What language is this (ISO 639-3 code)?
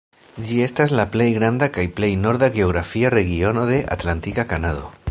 epo